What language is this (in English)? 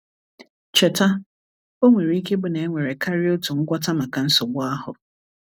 Igbo